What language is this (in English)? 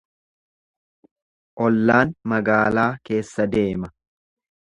Oromo